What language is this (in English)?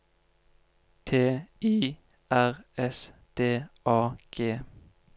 Norwegian